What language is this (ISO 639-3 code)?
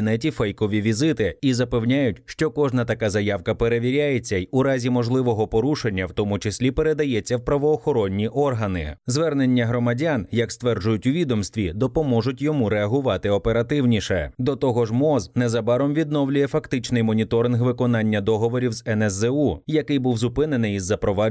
ukr